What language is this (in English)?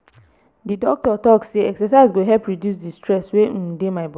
Nigerian Pidgin